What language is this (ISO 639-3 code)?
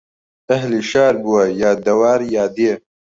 ckb